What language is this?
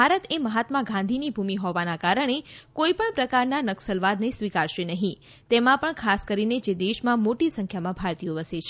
Gujarati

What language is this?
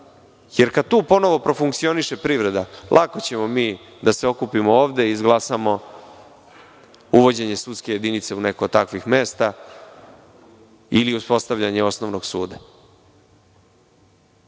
Serbian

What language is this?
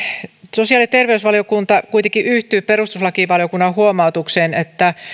Finnish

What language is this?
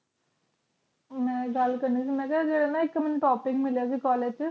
Punjabi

